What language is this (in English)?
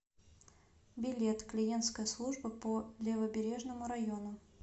Russian